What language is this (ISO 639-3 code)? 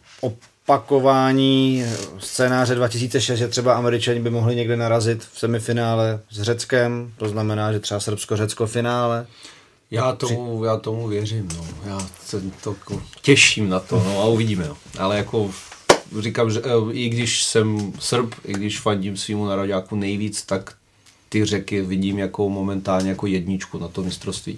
ces